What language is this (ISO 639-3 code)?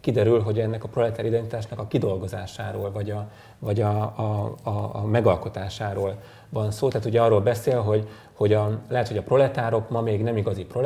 hun